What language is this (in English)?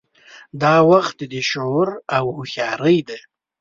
Pashto